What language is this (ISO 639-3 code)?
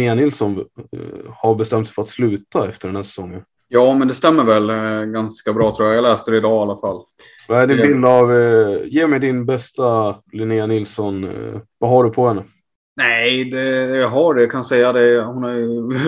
swe